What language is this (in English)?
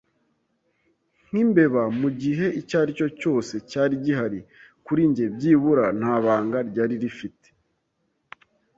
Kinyarwanda